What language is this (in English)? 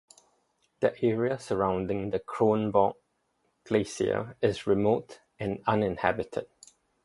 English